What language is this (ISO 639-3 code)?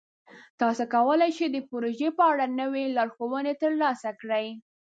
pus